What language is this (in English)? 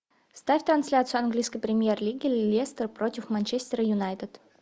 Russian